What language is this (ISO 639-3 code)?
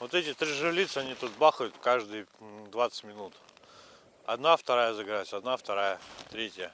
rus